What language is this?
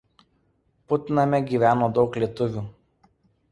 Lithuanian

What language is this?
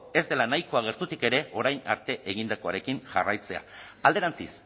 Basque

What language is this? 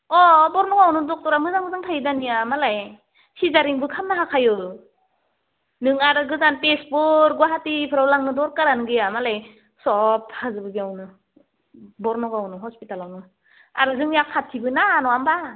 Bodo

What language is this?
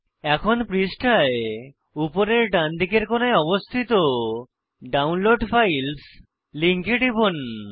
Bangla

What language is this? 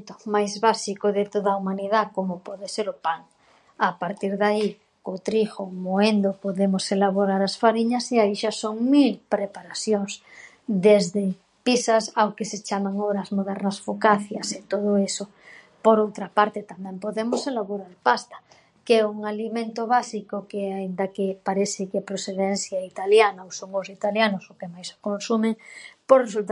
Galician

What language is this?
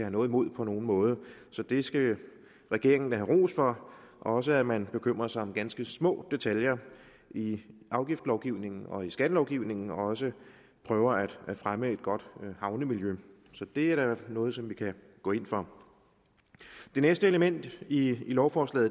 Danish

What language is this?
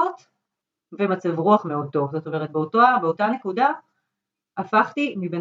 Hebrew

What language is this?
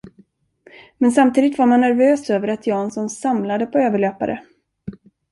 Swedish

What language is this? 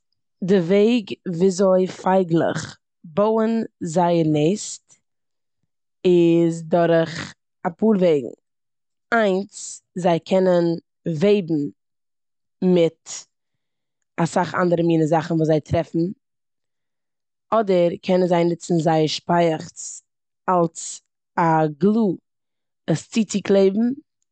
Yiddish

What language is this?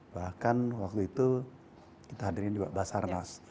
Indonesian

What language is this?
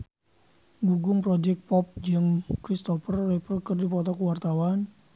Sundanese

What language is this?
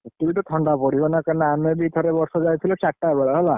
Odia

